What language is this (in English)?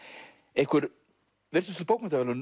Icelandic